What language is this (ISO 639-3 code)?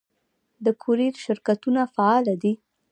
pus